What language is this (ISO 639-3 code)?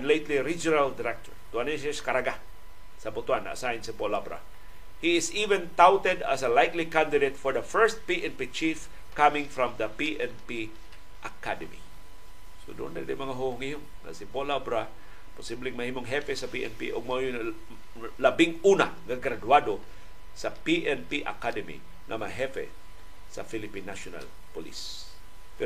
fil